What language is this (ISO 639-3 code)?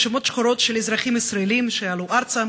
heb